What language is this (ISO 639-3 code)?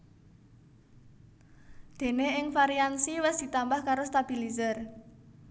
jav